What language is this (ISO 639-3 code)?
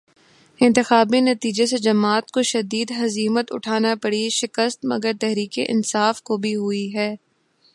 urd